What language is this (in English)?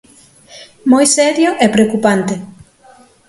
Galician